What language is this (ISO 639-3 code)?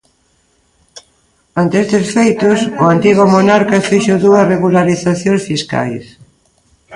glg